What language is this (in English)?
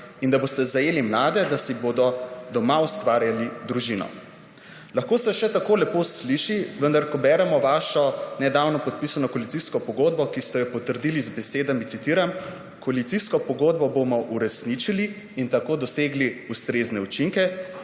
Slovenian